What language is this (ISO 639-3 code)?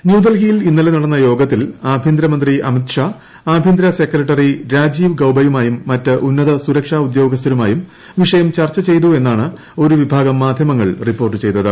mal